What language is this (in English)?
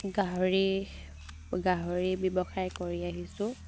Assamese